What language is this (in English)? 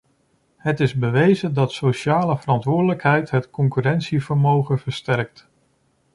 Dutch